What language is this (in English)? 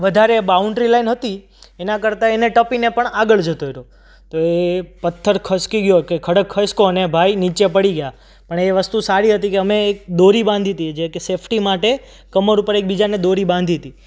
Gujarati